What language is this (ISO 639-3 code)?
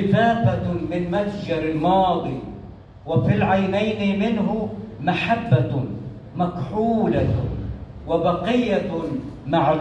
ara